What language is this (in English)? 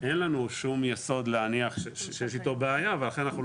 Hebrew